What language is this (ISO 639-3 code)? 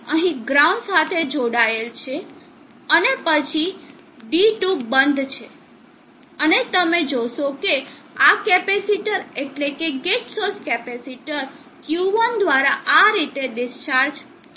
guj